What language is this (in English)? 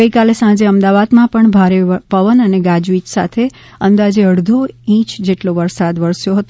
Gujarati